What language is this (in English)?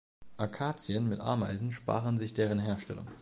German